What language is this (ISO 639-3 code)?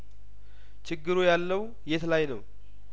amh